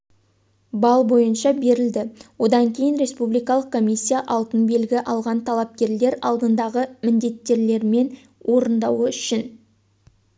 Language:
Kazakh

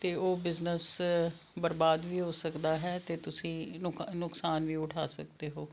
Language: Punjabi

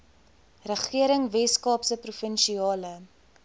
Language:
Afrikaans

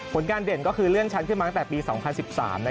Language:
Thai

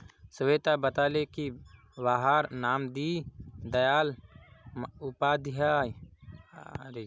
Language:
Magahi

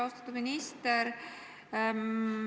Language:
Estonian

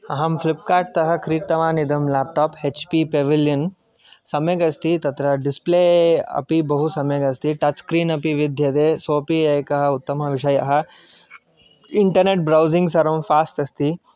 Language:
Sanskrit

